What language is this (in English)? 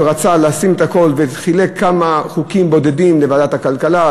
Hebrew